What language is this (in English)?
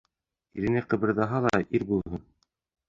Bashkir